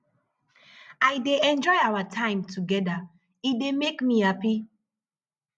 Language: Nigerian Pidgin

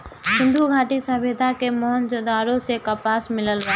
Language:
Bhojpuri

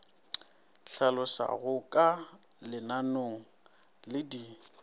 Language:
Northern Sotho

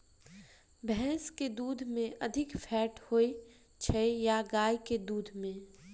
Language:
Maithili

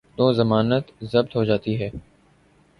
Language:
Urdu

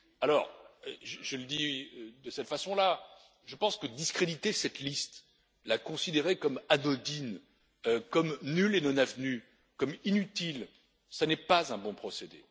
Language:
French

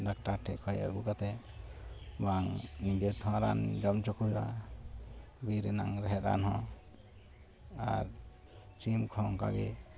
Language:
Santali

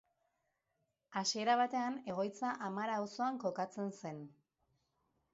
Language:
Basque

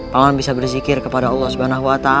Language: Indonesian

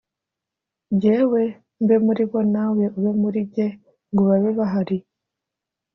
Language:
Kinyarwanda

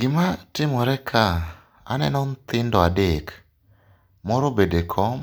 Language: Luo (Kenya and Tanzania)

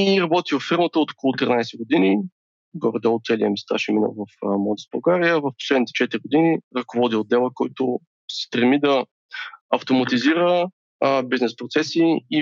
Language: Bulgarian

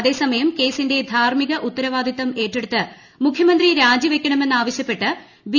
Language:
Malayalam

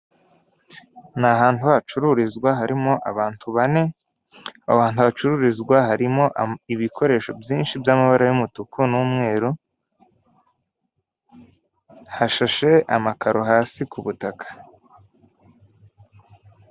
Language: Kinyarwanda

